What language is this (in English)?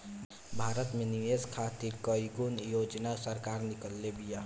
Bhojpuri